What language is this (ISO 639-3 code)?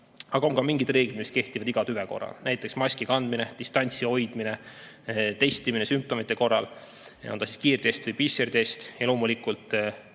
est